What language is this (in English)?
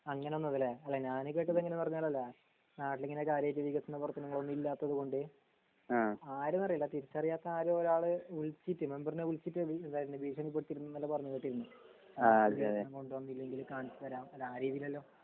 Malayalam